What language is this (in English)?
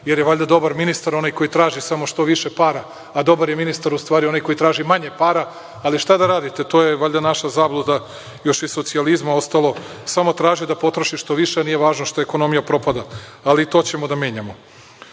Serbian